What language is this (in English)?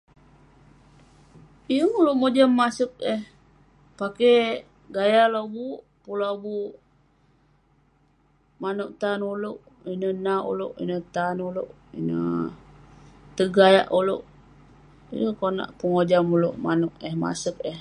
Western Penan